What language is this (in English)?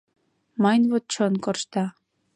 Mari